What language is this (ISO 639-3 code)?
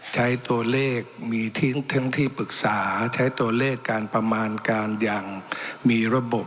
tha